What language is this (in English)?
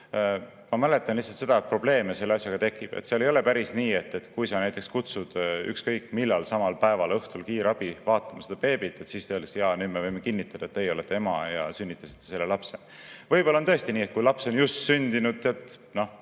Estonian